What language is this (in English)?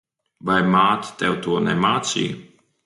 Latvian